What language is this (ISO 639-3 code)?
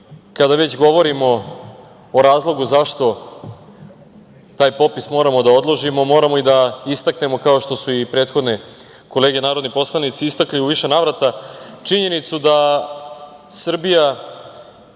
srp